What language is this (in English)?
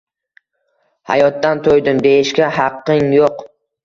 Uzbek